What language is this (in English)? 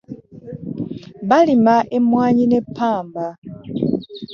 Ganda